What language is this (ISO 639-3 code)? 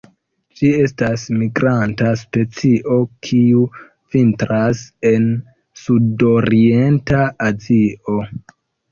epo